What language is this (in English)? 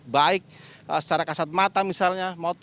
Indonesian